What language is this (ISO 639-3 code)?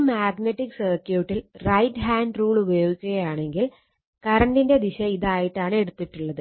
mal